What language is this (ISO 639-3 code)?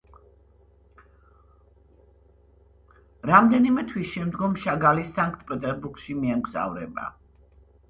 kat